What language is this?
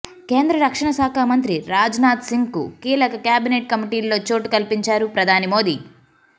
Telugu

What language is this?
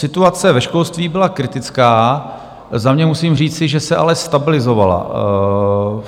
Czech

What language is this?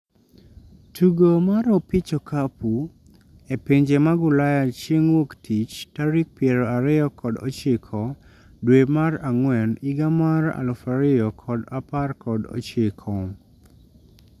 Luo (Kenya and Tanzania)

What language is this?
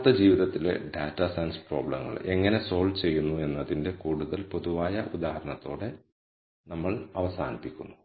Malayalam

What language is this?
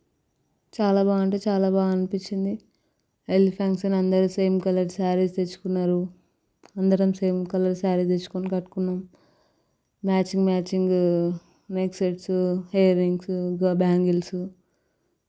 Telugu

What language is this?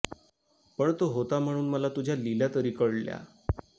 Marathi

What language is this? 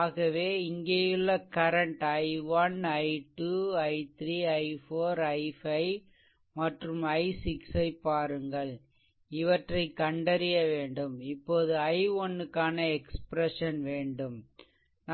Tamil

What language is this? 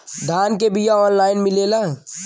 Bhojpuri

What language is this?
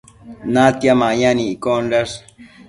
Matsés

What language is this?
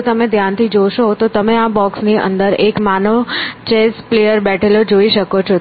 Gujarati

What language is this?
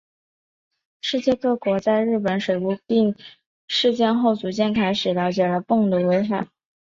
Chinese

